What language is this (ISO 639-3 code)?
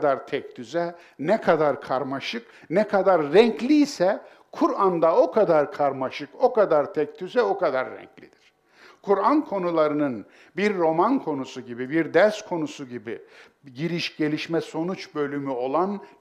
tur